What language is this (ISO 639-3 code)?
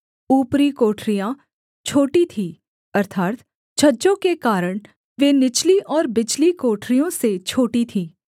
hin